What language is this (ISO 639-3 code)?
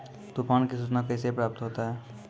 mai